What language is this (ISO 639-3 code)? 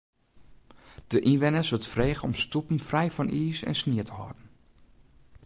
fry